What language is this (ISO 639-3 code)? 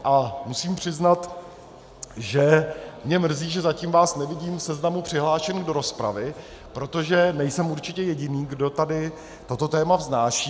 ces